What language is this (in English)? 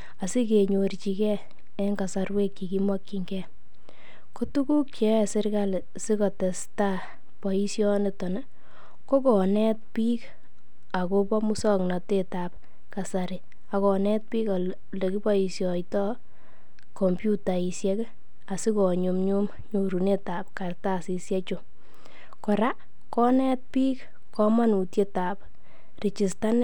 Kalenjin